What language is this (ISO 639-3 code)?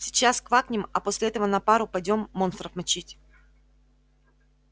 rus